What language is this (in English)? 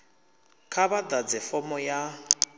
Venda